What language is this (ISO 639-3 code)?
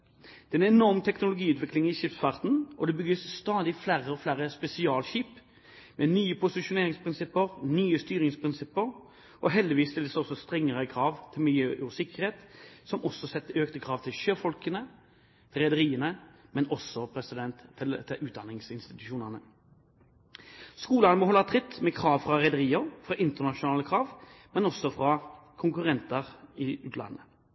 nob